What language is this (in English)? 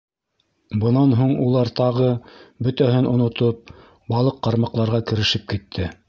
Bashkir